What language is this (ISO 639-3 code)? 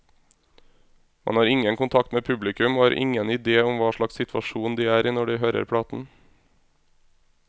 nor